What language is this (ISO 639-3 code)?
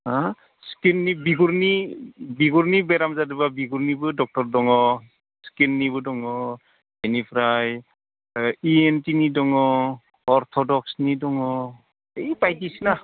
brx